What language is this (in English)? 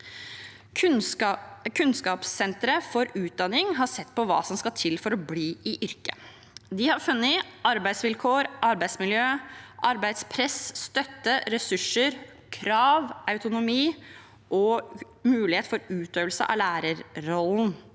Norwegian